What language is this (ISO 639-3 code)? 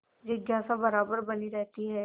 hin